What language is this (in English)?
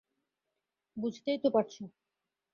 Bangla